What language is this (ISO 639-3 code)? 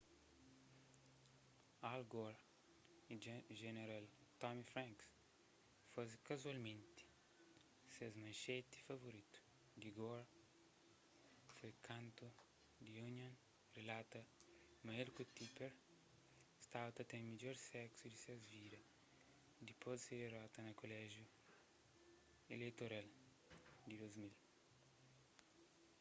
kea